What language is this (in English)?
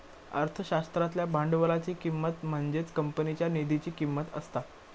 Marathi